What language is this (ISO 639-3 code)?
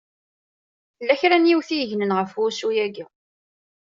kab